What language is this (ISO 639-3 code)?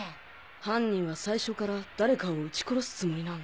jpn